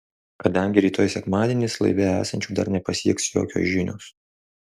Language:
Lithuanian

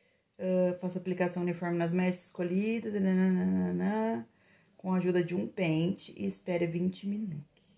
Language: Portuguese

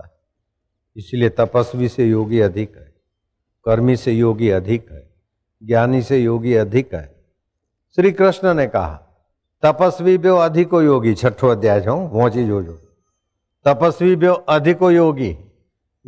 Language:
Hindi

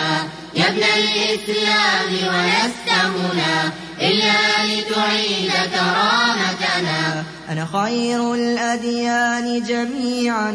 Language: Arabic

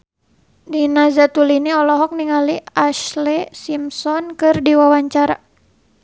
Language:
Sundanese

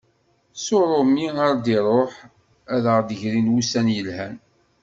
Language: Kabyle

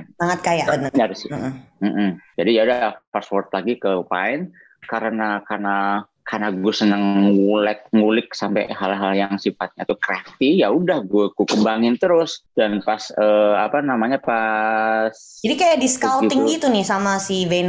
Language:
Indonesian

